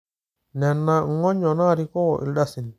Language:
Masai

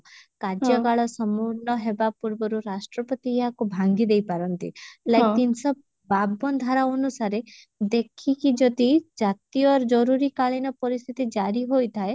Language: Odia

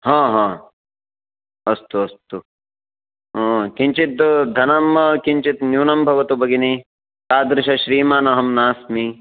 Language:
Sanskrit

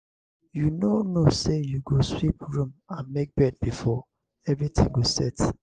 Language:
Nigerian Pidgin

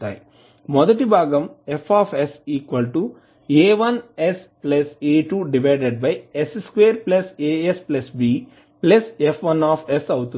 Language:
Telugu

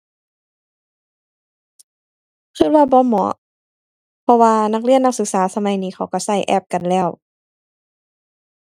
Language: Thai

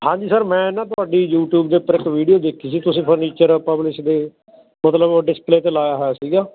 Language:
Punjabi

